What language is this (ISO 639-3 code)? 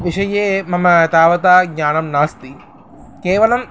san